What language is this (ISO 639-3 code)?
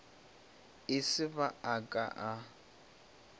nso